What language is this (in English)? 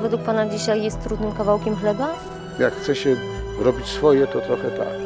Polish